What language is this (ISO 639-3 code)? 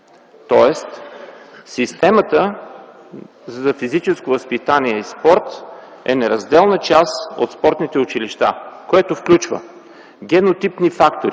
bul